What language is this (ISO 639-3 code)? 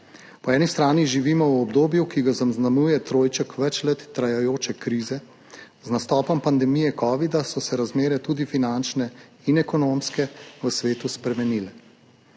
slv